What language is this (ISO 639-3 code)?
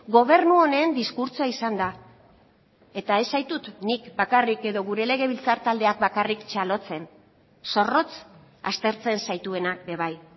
eus